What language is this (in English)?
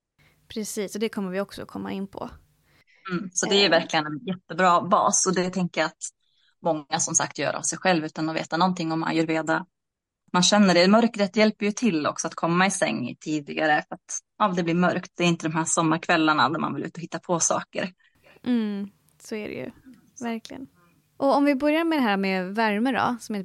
Swedish